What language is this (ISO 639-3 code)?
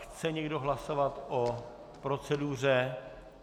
ces